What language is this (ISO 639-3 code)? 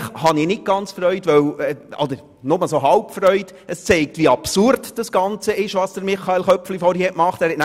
gsw